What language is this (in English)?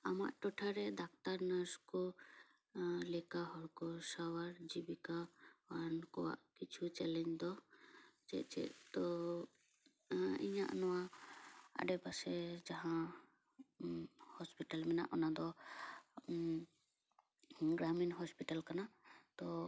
Santali